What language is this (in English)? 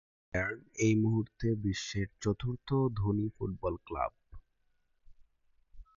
Bangla